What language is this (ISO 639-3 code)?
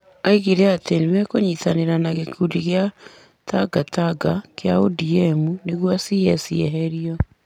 kik